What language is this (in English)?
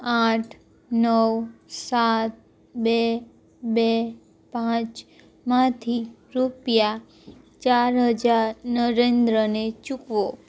Gujarati